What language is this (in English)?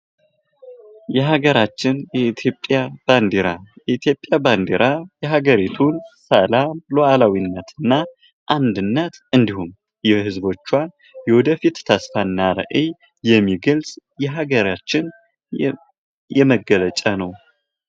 Amharic